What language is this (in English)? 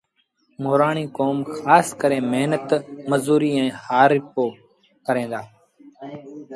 Sindhi Bhil